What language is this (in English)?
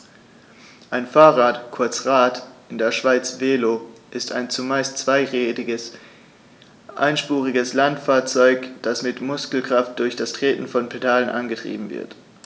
German